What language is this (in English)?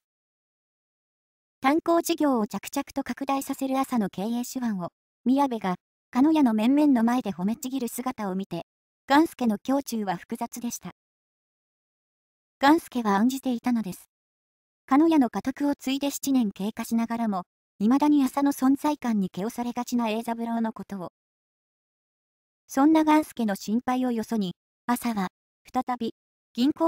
Japanese